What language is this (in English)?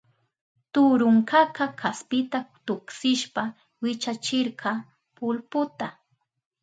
Southern Pastaza Quechua